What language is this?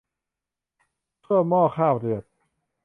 Thai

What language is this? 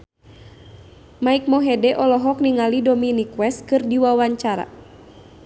Sundanese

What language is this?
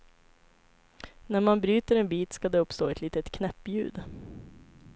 Swedish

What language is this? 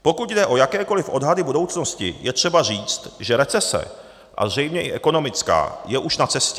Czech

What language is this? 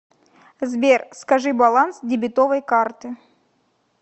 Russian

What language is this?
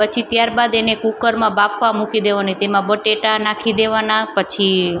Gujarati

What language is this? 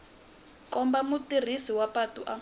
Tsonga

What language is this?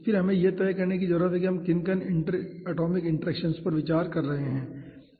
Hindi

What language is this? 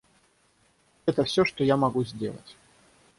Russian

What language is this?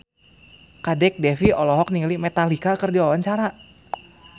Sundanese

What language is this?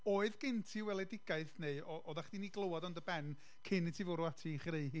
Welsh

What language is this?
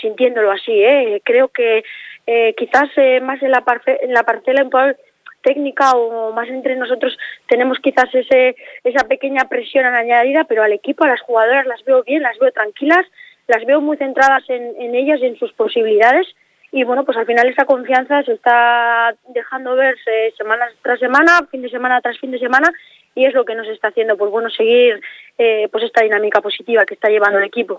Spanish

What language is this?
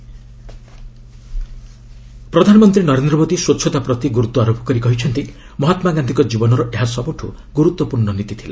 Odia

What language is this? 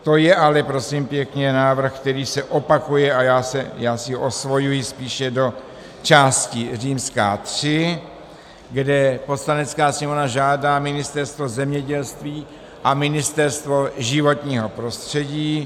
Czech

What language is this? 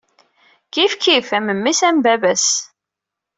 Kabyle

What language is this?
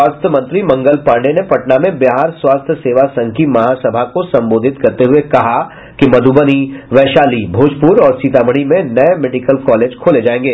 Hindi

